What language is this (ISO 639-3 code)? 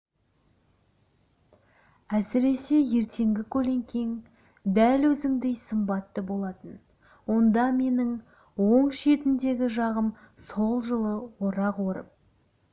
kaz